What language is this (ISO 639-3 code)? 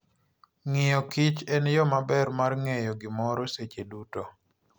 luo